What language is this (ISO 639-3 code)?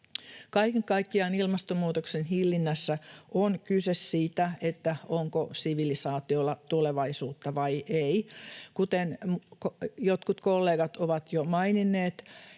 fin